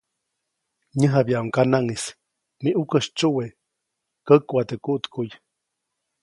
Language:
Copainalá Zoque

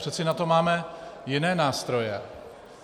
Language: Czech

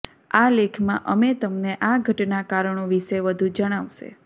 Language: Gujarati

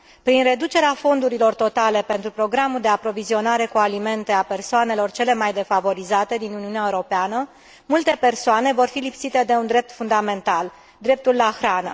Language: Romanian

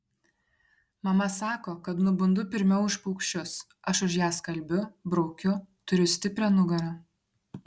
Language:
Lithuanian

